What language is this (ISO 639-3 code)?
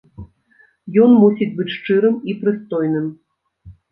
bel